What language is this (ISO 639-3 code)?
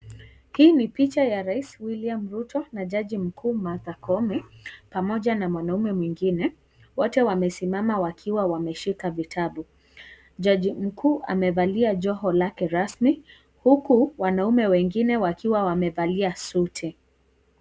swa